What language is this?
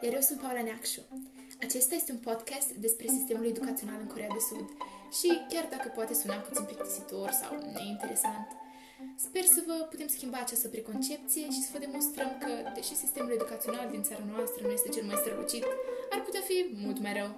Romanian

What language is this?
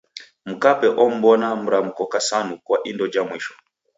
Taita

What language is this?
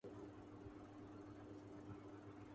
Urdu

